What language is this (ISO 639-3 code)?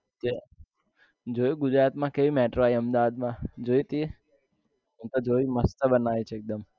guj